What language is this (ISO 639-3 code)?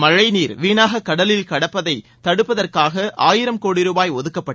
tam